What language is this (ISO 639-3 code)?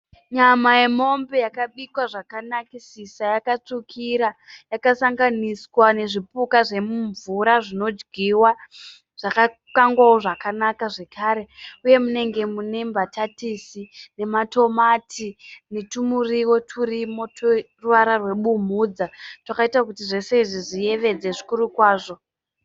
sna